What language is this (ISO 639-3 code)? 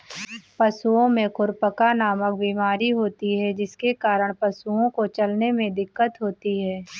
hin